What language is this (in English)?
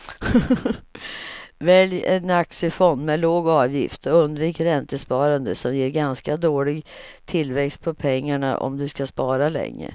Swedish